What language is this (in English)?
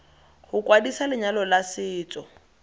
Tswana